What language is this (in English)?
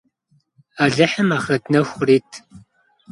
Kabardian